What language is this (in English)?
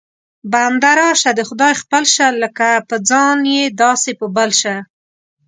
Pashto